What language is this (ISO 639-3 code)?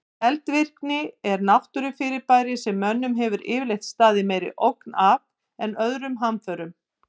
isl